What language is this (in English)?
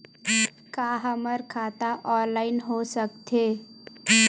Chhattisgarhi